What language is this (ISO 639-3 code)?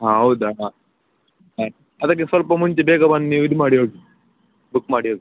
kan